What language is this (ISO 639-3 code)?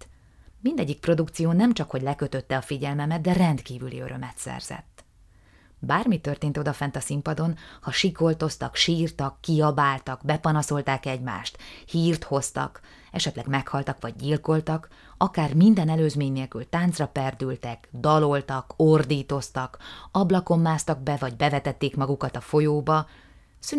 hun